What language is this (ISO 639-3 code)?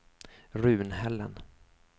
swe